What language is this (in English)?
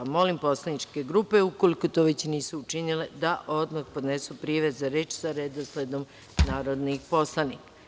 Serbian